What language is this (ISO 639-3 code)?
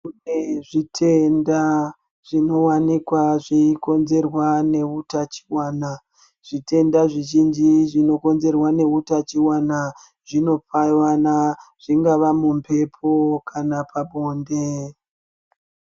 ndc